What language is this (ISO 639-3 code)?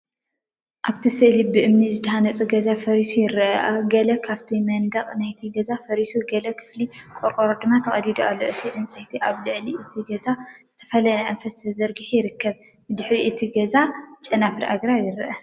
tir